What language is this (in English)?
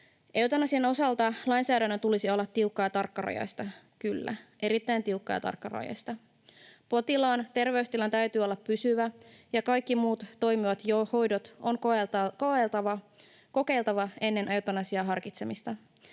Finnish